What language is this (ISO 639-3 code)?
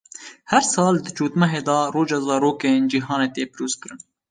kur